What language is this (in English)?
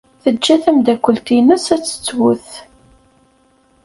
Kabyle